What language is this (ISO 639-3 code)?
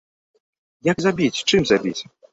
bel